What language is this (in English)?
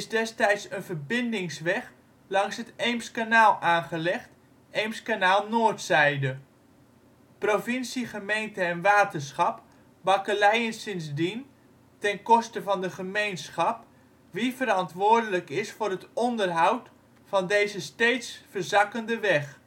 Dutch